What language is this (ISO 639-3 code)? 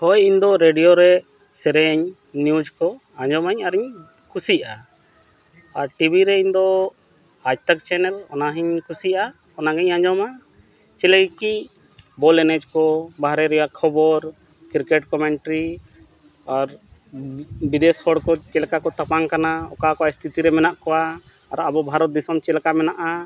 sat